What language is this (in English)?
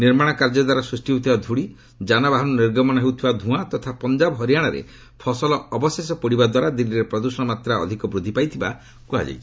Odia